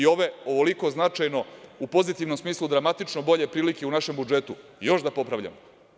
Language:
Serbian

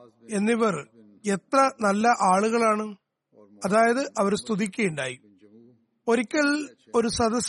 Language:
Malayalam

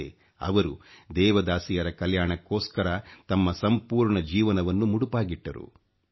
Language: Kannada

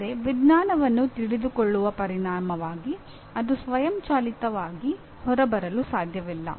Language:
Kannada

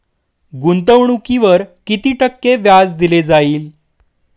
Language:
Marathi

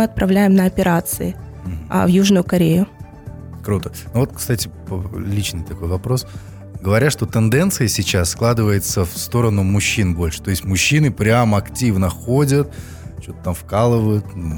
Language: Russian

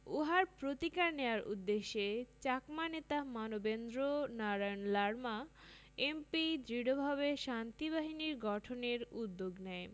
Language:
Bangla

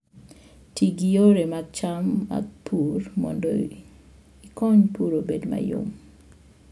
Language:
Luo (Kenya and Tanzania)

